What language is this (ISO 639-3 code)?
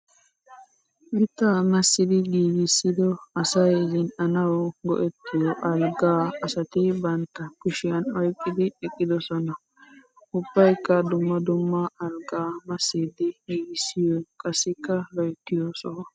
wal